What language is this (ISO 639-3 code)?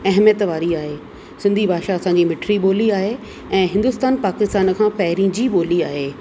snd